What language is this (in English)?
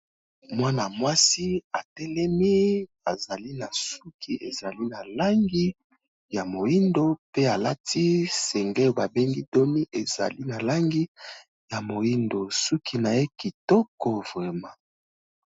Lingala